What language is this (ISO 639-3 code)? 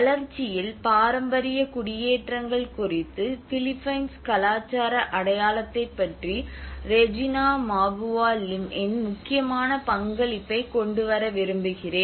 tam